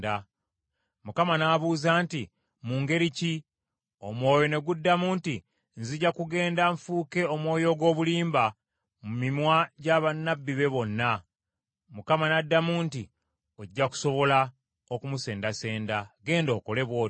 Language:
Ganda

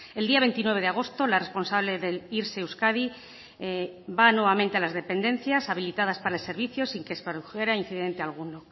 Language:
Spanish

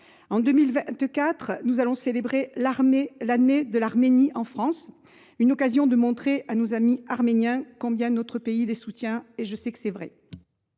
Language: French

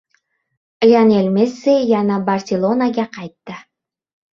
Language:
Uzbek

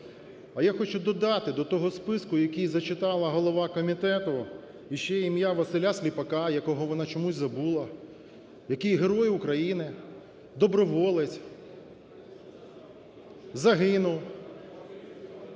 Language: Ukrainian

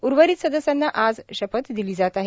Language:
Marathi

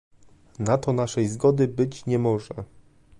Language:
Polish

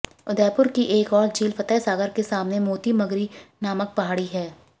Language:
Hindi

